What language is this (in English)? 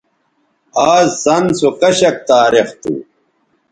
Bateri